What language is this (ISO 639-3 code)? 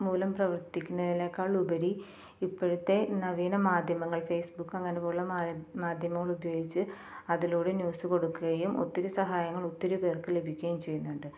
mal